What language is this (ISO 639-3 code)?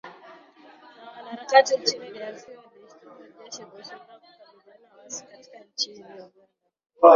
swa